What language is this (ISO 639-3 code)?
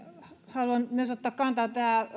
fin